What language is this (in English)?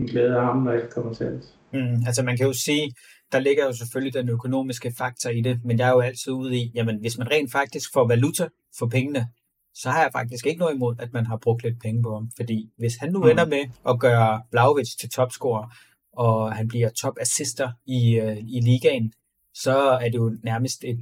Danish